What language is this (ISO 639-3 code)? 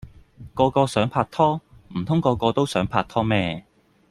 yue